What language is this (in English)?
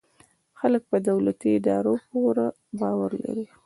Pashto